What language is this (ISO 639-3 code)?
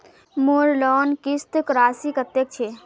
mag